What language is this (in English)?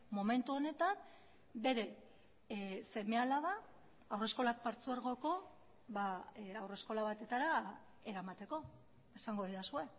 Basque